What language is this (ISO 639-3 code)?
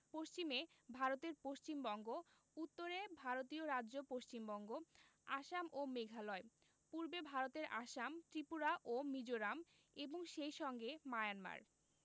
ben